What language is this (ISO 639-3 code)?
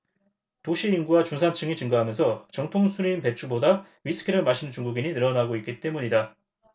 kor